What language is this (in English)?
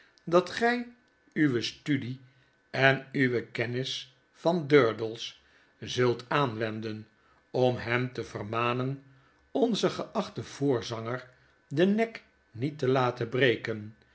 Dutch